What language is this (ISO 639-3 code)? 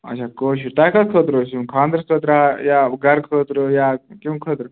kas